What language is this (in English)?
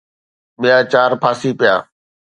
Sindhi